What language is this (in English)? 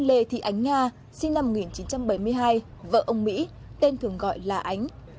Vietnamese